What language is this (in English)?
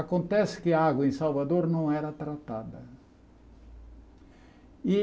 Portuguese